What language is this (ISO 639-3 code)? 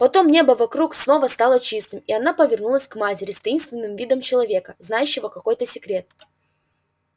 rus